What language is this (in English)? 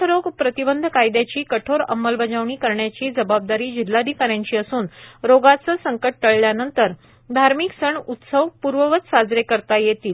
Marathi